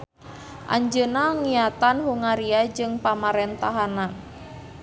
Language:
Sundanese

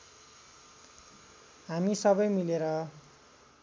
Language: Nepali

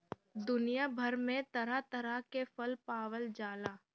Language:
Bhojpuri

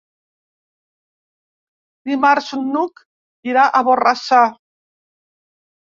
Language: Catalan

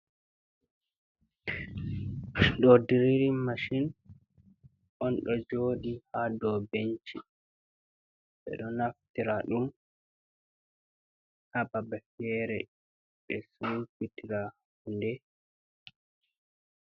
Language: Fula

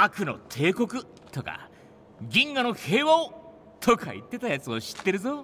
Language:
Japanese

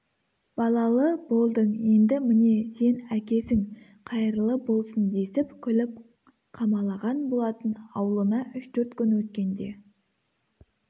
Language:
Kazakh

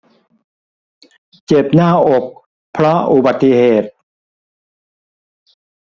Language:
Thai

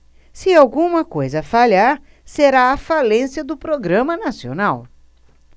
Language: Portuguese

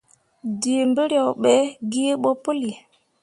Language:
Mundang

